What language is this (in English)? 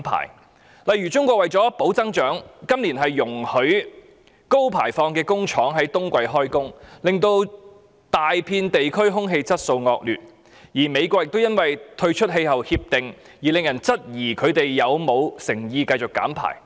Cantonese